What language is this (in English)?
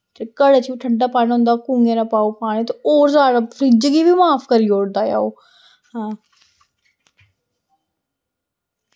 Dogri